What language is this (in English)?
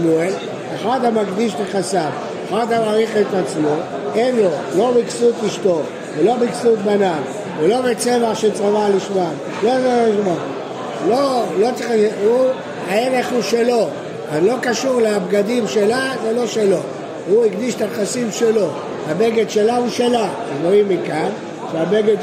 Hebrew